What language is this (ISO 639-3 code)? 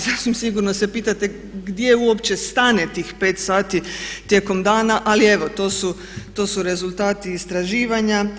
hrv